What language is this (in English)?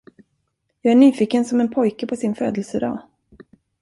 Swedish